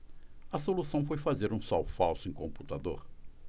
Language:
Portuguese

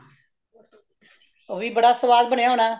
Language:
Punjabi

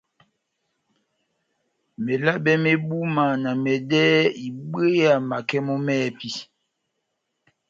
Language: Batanga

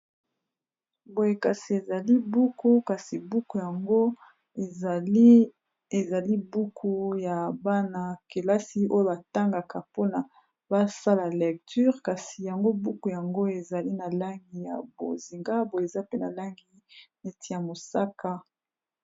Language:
Lingala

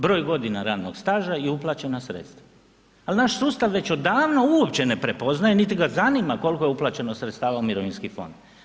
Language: Croatian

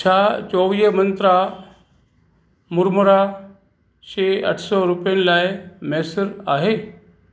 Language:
Sindhi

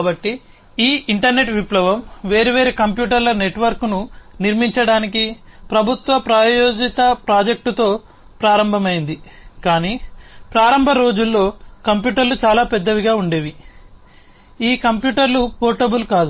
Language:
Telugu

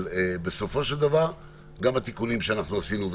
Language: Hebrew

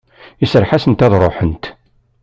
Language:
Kabyle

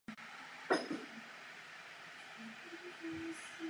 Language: Czech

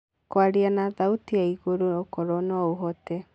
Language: Kikuyu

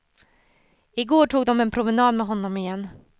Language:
Swedish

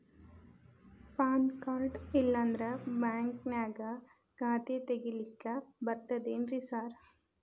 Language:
Kannada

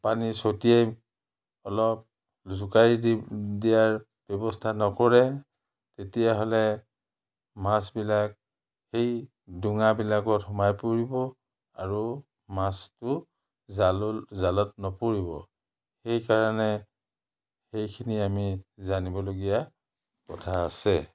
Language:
Assamese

